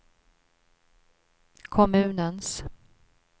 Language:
Swedish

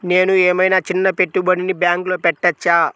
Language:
Telugu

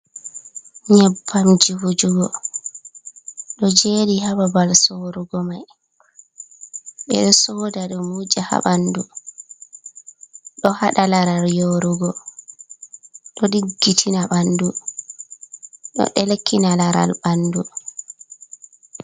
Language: Fula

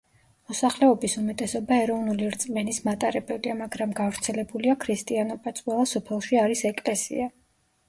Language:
Georgian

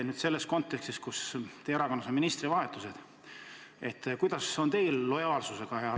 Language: Estonian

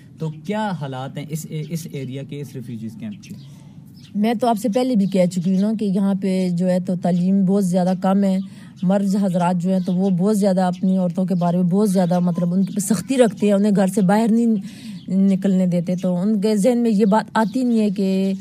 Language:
Urdu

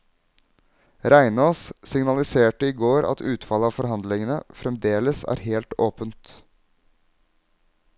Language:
Norwegian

